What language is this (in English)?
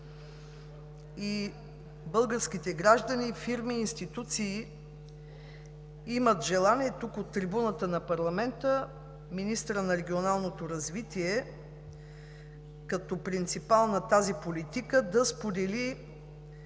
Bulgarian